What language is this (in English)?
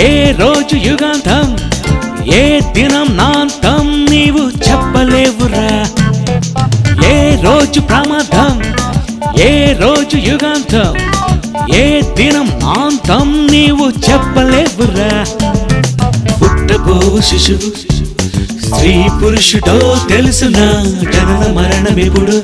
Telugu